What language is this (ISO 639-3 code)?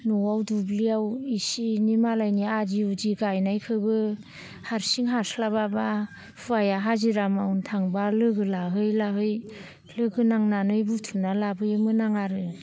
brx